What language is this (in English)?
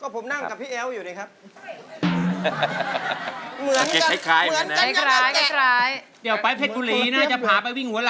Thai